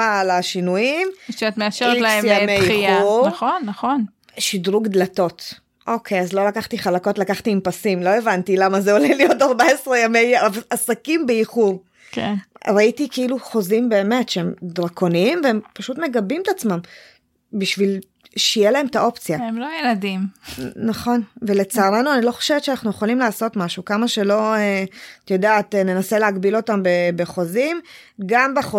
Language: Hebrew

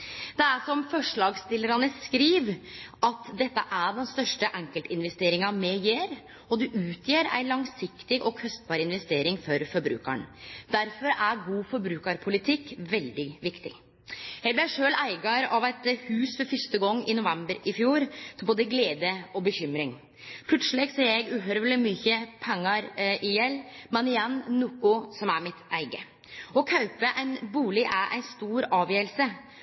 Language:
Norwegian Nynorsk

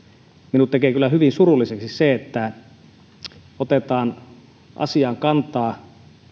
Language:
Finnish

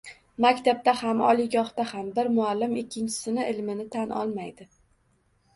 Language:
Uzbek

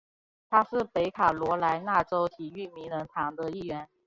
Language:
Chinese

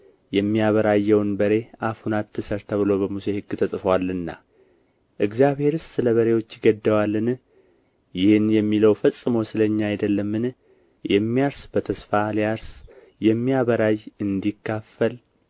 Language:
Amharic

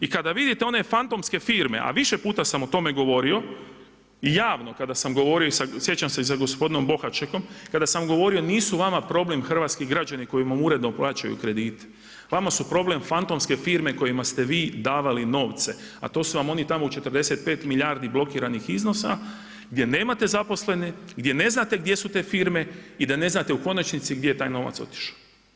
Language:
Croatian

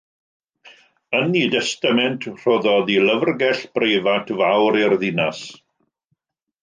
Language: Welsh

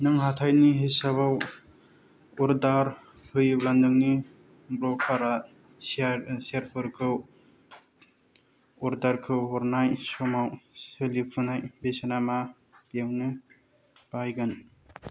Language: Bodo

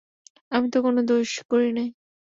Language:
Bangla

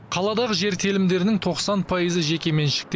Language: Kazakh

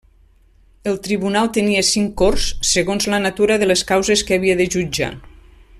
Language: Catalan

